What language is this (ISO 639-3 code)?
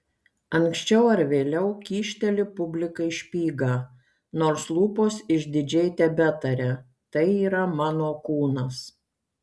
lit